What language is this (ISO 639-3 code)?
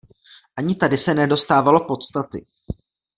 ces